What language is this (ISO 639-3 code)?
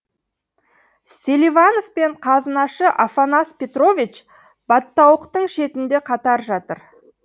kaz